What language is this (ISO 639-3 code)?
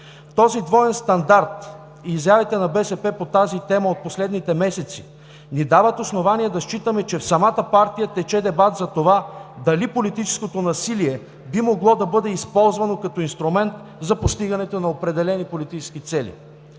bul